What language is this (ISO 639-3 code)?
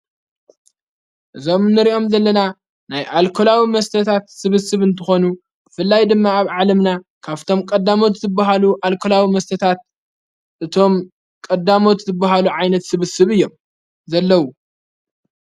tir